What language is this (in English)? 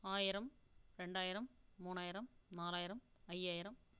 Tamil